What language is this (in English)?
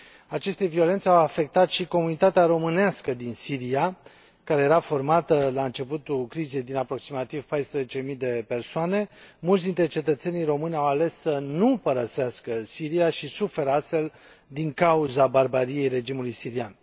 Romanian